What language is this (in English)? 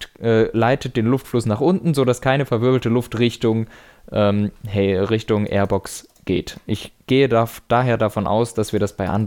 German